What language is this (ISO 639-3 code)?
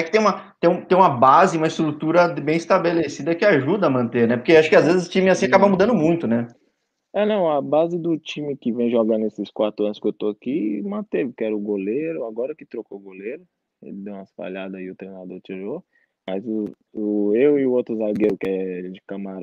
por